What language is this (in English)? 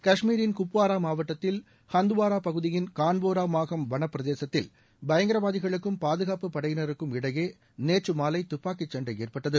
Tamil